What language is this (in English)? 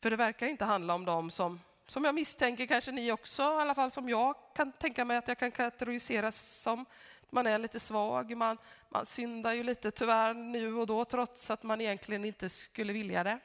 Swedish